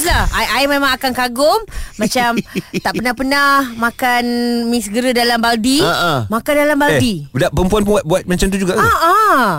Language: Malay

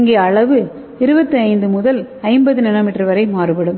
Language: Tamil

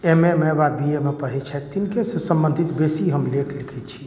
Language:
Maithili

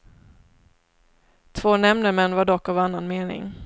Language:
Swedish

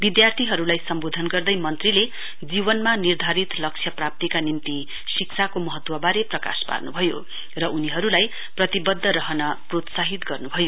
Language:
Nepali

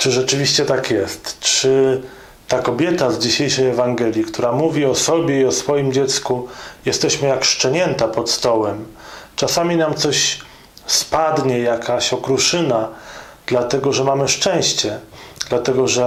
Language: Polish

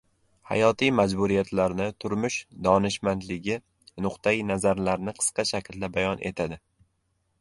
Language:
Uzbek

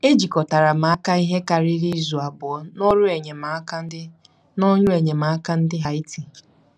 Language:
Igbo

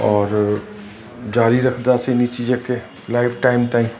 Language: Sindhi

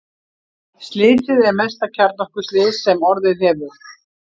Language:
Icelandic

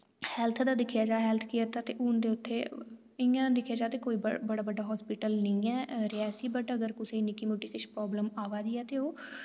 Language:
Dogri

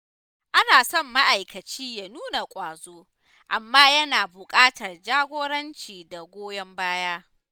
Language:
Hausa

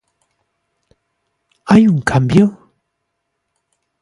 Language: Galician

